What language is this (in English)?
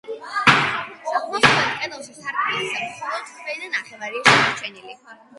Georgian